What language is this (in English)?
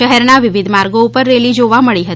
Gujarati